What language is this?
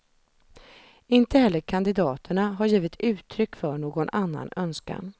Swedish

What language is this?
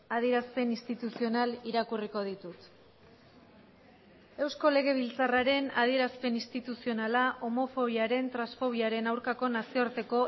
Basque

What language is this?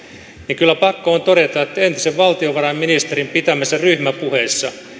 Finnish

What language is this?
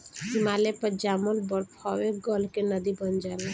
Bhojpuri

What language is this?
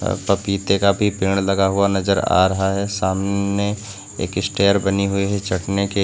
Hindi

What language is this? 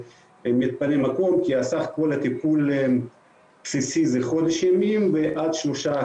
Hebrew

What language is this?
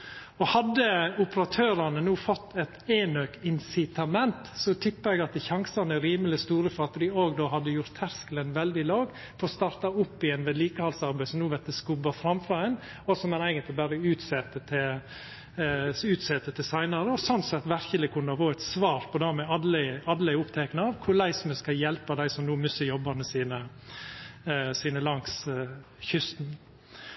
Norwegian Nynorsk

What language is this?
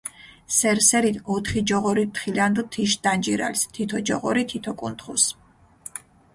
Mingrelian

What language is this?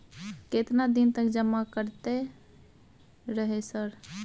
Maithili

